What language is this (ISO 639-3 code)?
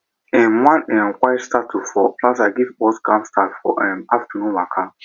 pcm